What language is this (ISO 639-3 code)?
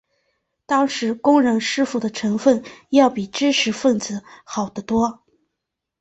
zho